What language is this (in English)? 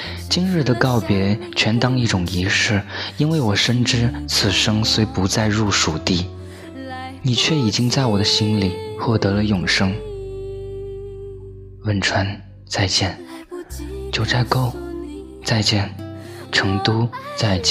Chinese